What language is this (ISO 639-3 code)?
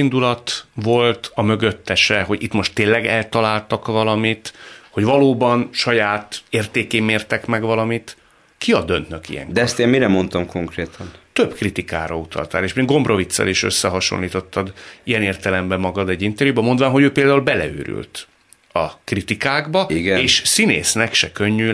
hun